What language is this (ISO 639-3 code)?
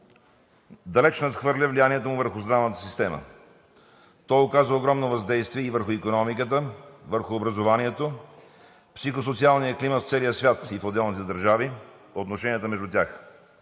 bul